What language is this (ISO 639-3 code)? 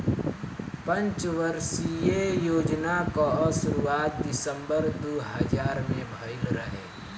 bho